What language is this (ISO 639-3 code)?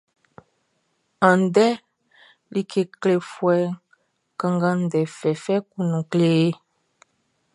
bci